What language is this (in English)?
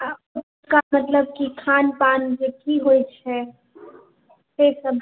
Maithili